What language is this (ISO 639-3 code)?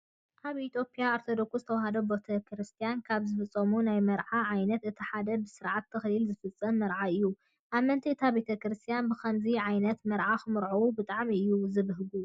tir